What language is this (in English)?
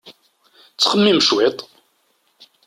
Kabyle